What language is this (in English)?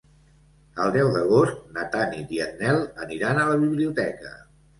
Catalan